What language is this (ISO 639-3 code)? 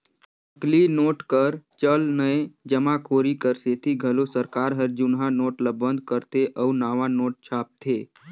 hne